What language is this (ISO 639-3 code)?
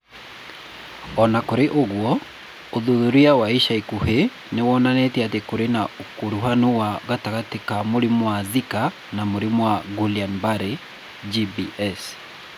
kik